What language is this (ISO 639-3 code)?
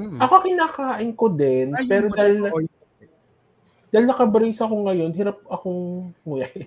fil